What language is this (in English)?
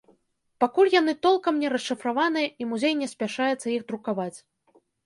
Belarusian